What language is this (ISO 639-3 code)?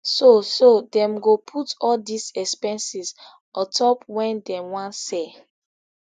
pcm